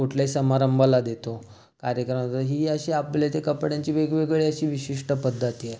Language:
Marathi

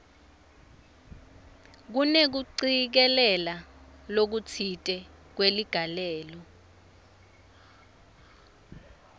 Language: Swati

